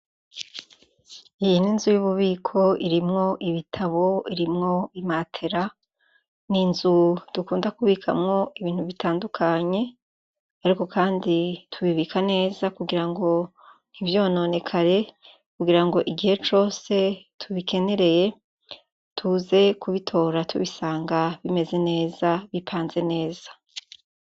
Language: Rundi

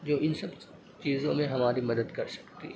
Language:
Urdu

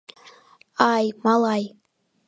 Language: Mari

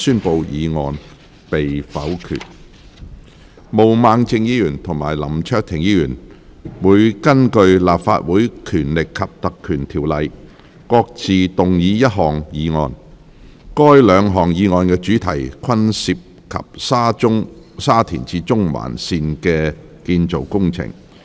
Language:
Cantonese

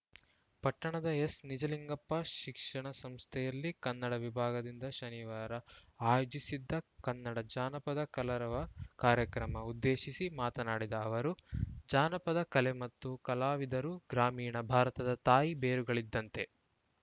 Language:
Kannada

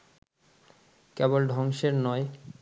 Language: Bangla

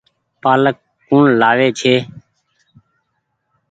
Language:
Goaria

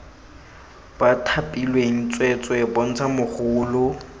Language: Tswana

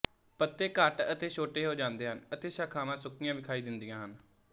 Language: Punjabi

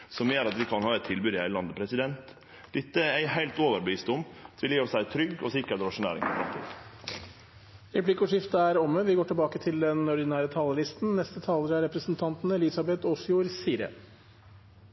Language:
Norwegian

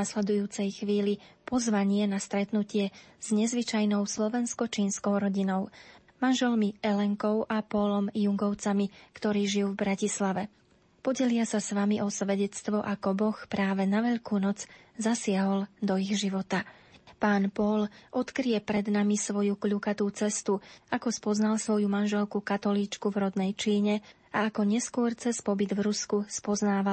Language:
Slovak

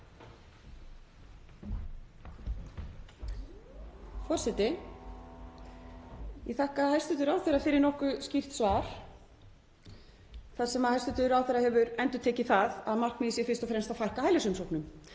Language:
Icelandic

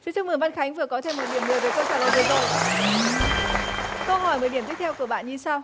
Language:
Vietnamese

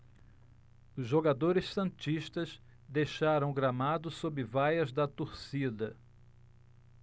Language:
Portuguese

